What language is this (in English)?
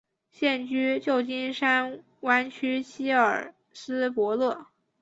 Chinese